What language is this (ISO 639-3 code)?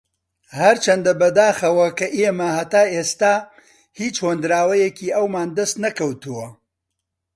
ckb